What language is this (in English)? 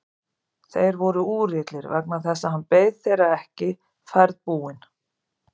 Icelandic